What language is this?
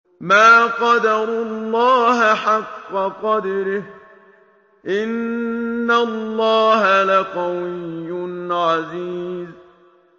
Arabic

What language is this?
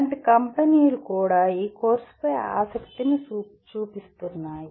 Telugu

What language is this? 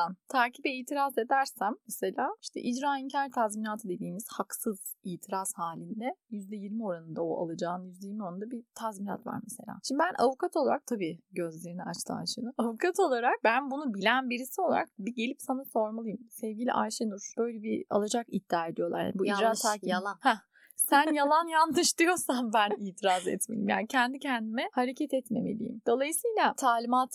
Turkish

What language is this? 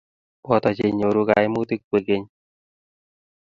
Kalenjin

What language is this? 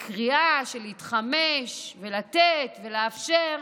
Hebrew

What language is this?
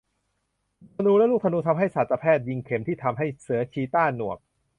Thai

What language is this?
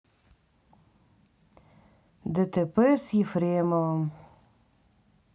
Russian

